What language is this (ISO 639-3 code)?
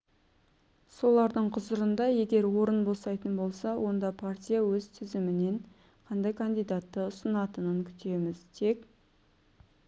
kaz